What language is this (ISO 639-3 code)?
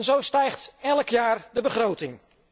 nld